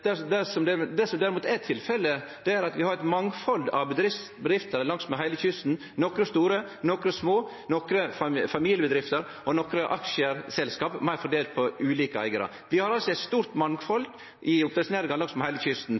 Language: Norwegian Nynorsk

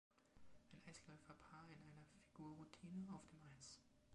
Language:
German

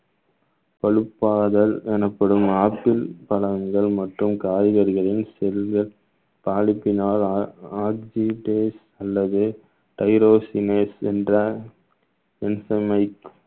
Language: Tamil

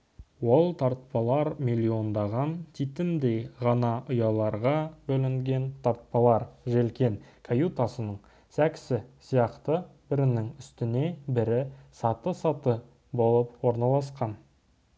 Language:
Kazakh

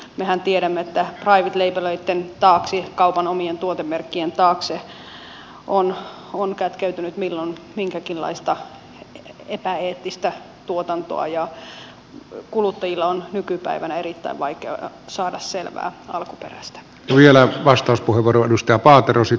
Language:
Finnish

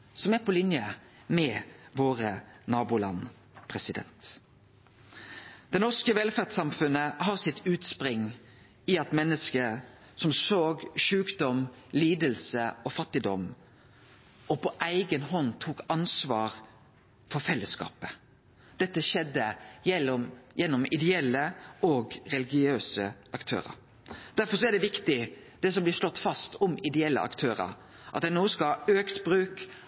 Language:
Norwegian Nynorsk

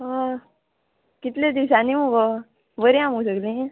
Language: Konkani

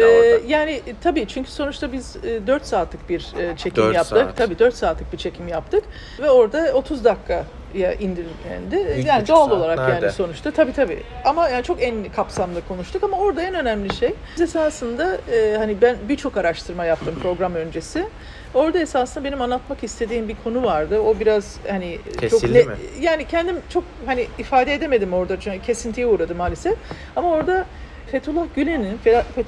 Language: Turkish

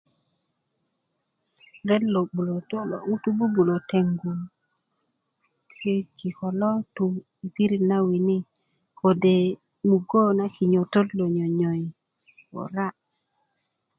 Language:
Kuku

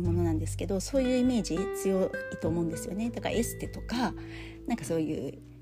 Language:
Japanese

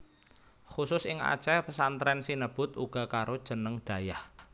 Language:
Javanese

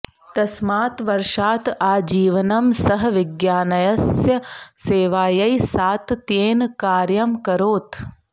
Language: Sanskrit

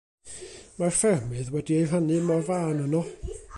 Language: Welsh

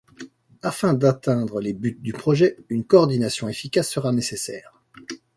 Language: French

